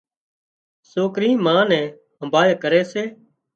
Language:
Wadiyara Koli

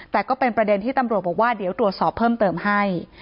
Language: Thai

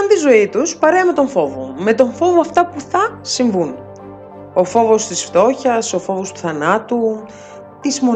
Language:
Greek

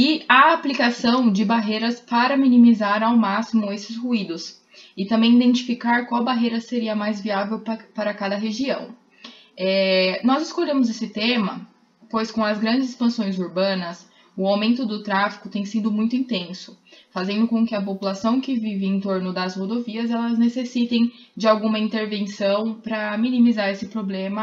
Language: Portuguese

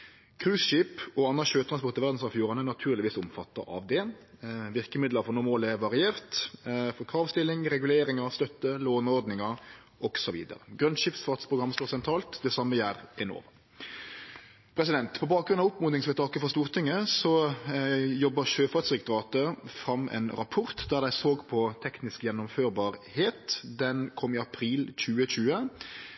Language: Norwegian Nynorsk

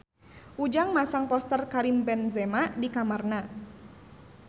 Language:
Sundanese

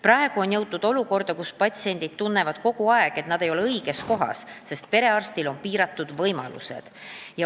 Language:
Estonian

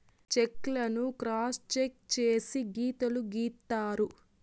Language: Telugu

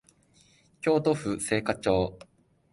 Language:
Japanese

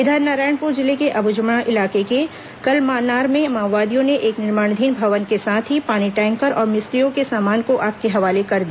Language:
Hindi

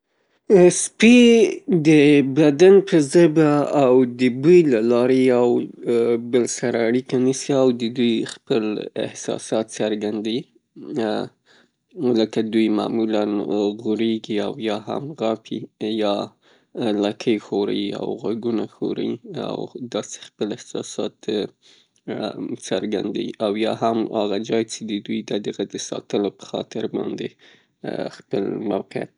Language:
Pashto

